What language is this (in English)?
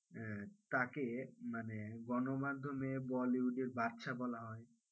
Bangla